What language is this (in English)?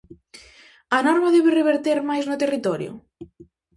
Galician